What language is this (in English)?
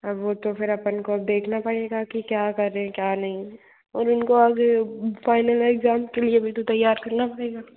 Hindi